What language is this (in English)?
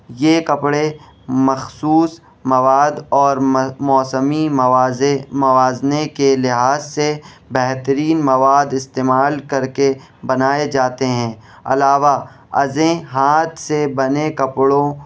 Urdu